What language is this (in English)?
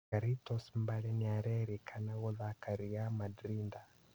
Kikuyu